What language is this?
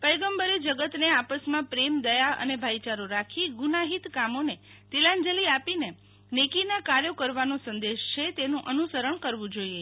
Gujarati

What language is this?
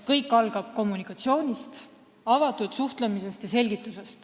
Estonian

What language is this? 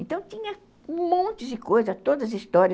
Portuguese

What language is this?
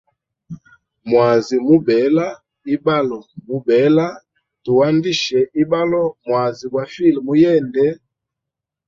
Hemba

